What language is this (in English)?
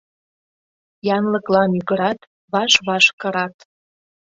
Mari